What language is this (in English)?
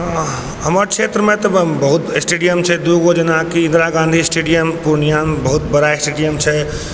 Maithili